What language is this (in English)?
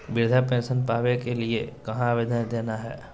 Magahi